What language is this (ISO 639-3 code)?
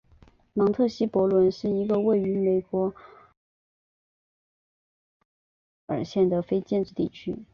zho